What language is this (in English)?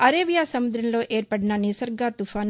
Telugu